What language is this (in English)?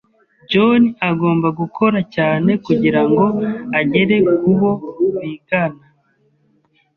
Kinyarwanda